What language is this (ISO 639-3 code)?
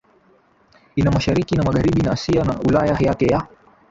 swa